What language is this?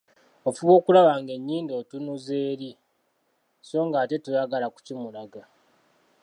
Ganda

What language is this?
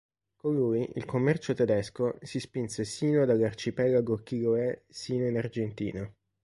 Italian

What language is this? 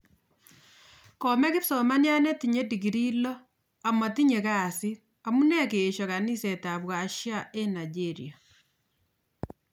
Kalenjin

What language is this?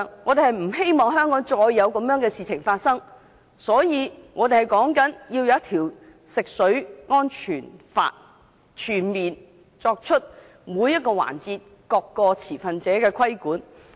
Cantonese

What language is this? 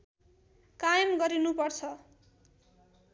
Nepali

